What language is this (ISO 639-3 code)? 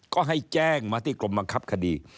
tha